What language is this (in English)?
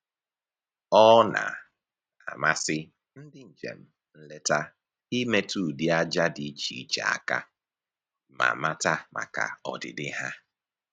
Igbo